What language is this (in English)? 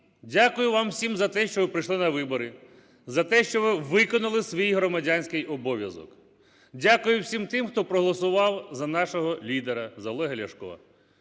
Ukrainian